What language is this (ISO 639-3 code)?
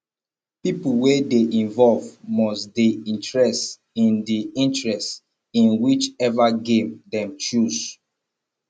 pcm